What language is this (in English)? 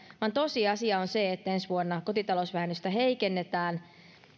Finnish